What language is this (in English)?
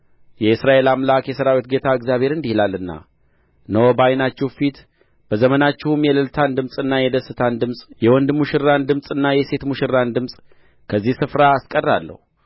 Amharic